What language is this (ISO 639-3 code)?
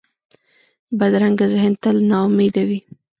pus